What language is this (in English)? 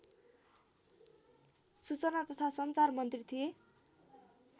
Nepali